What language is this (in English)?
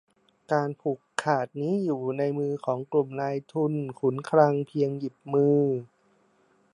Thai